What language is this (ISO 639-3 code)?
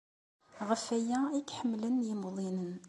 kab